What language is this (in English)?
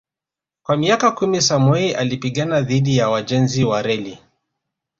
Swahili